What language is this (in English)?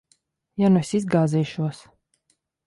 Latvian